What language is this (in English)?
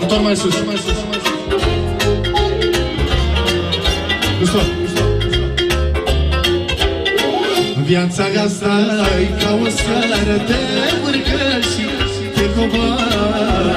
Romanian